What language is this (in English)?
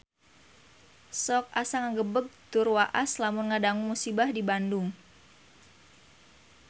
Sundanese